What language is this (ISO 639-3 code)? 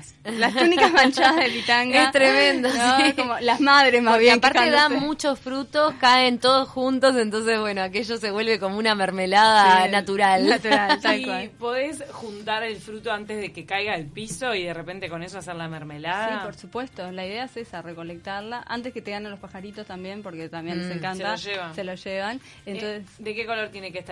spa